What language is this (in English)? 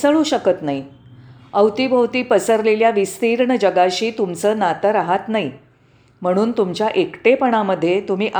Marathi